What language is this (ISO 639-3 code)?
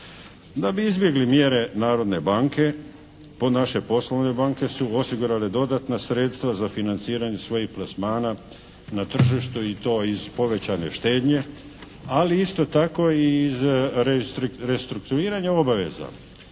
hrv